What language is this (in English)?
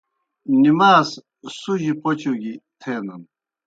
Kohistani Shina